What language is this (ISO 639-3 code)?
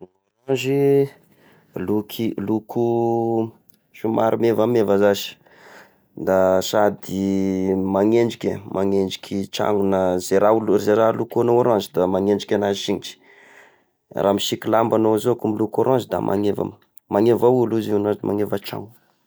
tkg